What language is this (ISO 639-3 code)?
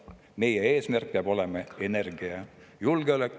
est